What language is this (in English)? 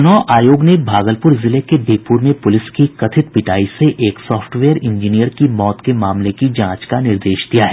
Hindi